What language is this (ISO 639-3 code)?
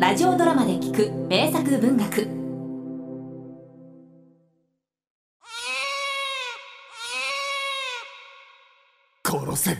jpn